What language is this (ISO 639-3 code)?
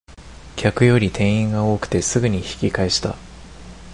jpn